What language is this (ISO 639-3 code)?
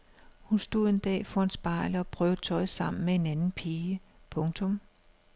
dan